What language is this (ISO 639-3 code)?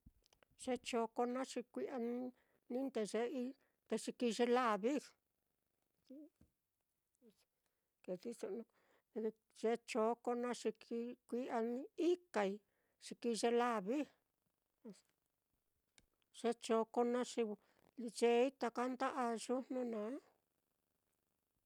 vmm